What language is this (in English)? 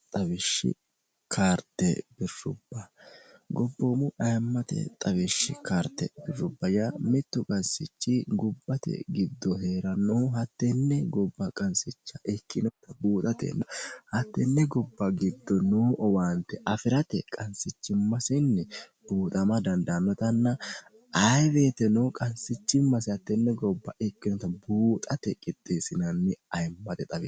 Sidamo